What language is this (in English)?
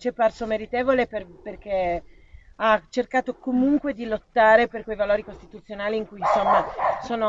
Italian